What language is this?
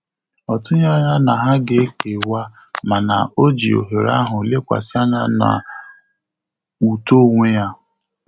Igbo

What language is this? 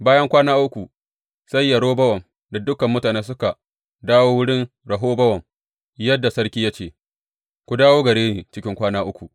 Hausa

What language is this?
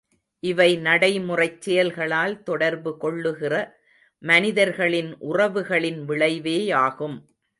Tamil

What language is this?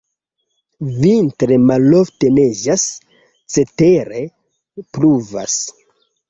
Esperanto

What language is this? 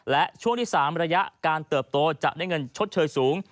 Thai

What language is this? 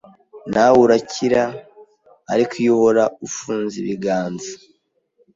Kinyarwanda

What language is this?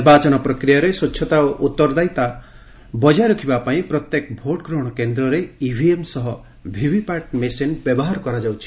Odia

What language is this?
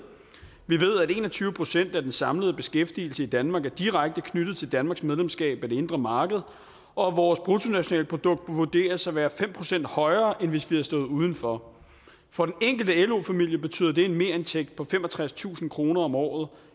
Danish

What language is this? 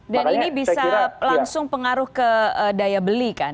Indonesian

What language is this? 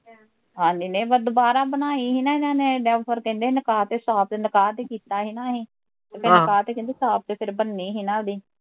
Punjabi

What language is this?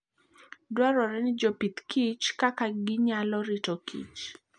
Luo (Kenya and Tanzania)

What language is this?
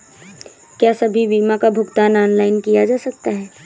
Hindi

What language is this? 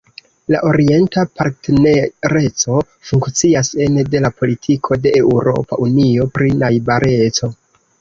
Esperanto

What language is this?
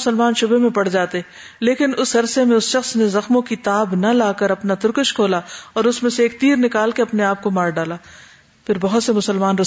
Urdu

